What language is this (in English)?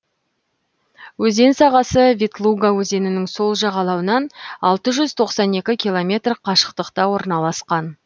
Kazakh